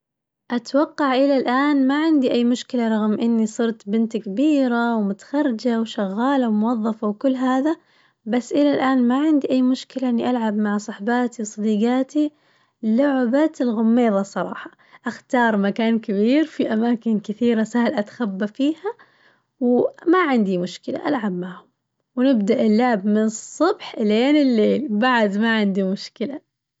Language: Najdi Arabic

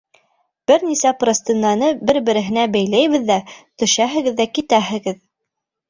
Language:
Bashkir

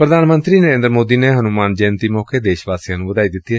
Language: Punjabi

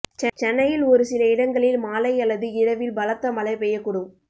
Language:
Tamil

